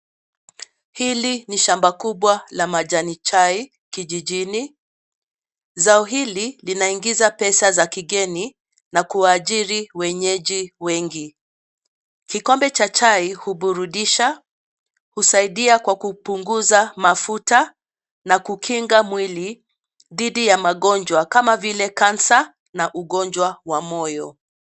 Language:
Swahili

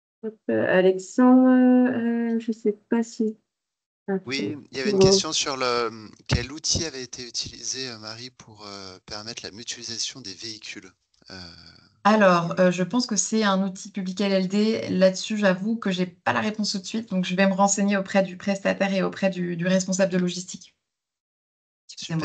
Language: French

